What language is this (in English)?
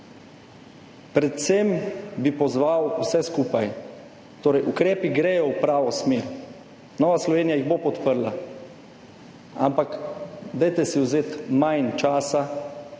Slovenian